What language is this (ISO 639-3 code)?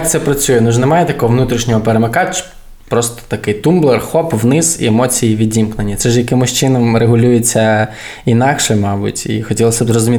ukr